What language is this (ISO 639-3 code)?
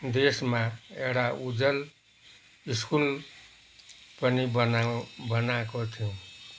nep